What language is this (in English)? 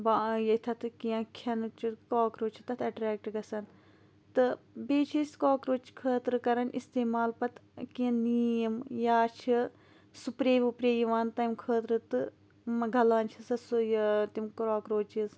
Kashmiri